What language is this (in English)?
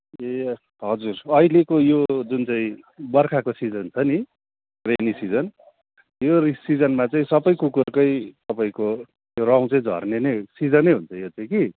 Nepali